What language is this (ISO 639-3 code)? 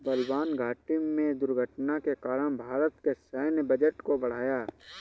hin